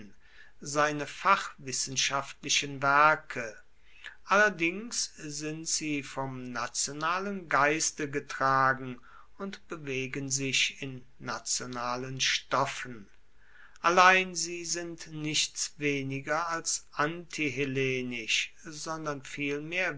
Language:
German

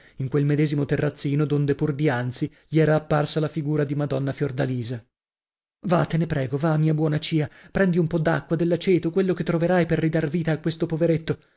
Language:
Italian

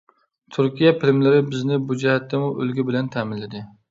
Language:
Uyghur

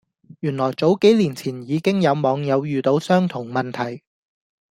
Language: Cantonese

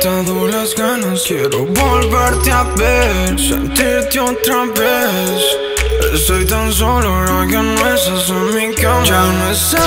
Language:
Romanian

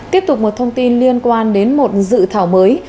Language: Vietnamese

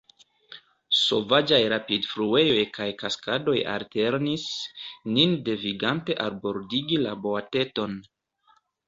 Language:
Esperanto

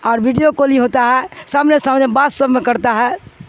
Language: Urdu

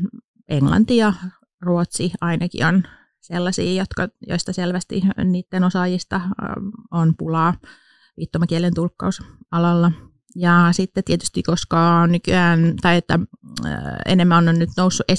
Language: Finnish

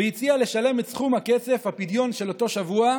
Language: Hebrew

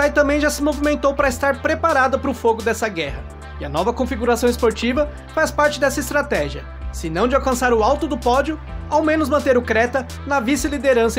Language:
Portuguese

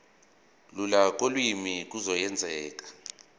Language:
Zulu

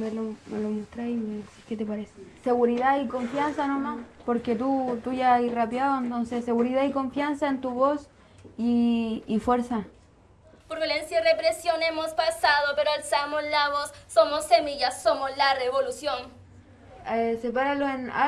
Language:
Spanish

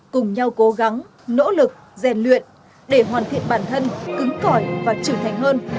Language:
Vietnamese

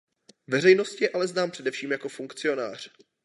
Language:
Czech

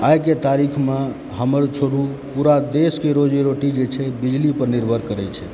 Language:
Maithili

